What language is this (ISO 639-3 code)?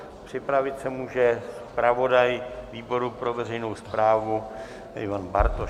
ces